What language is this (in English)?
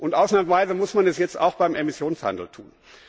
German